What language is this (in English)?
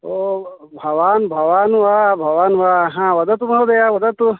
Sanskrit